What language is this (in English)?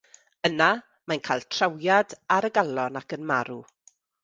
Welsh